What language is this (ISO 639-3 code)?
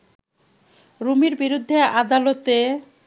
ben